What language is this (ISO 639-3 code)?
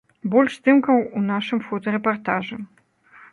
bel